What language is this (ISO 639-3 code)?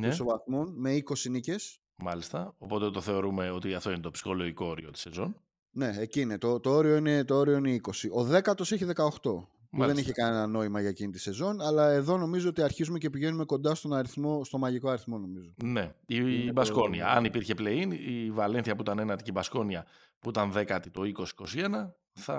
ell